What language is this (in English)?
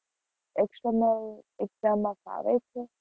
Gujarati